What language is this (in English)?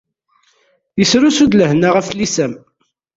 Kabyle